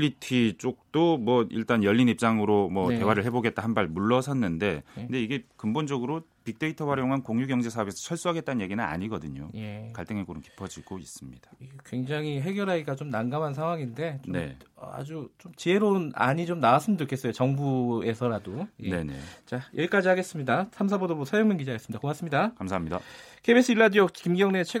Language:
Korean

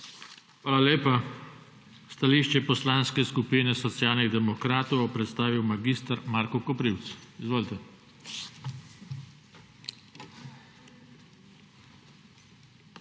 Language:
Slovenian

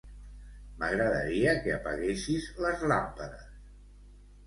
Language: Catalan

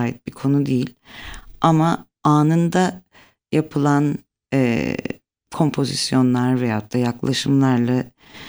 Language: Turkish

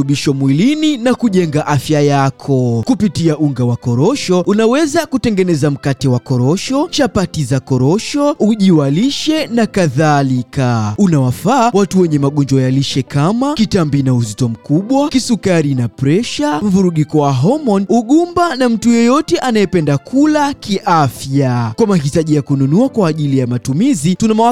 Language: Swahili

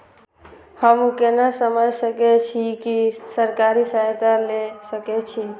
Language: Maithili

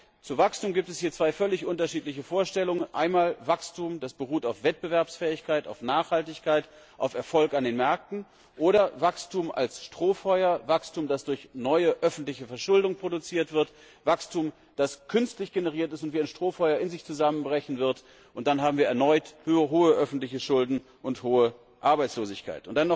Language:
German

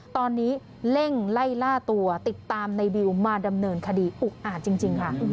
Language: Thai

